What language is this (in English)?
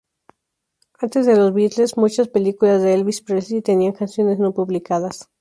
Spanish